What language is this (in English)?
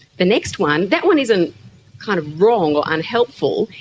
English